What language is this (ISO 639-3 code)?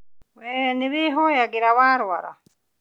kik